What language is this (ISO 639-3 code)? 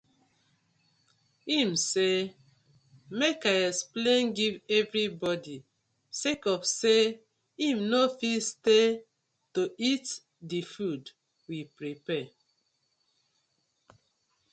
pcm